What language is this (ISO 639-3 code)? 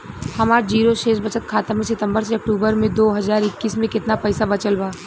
bho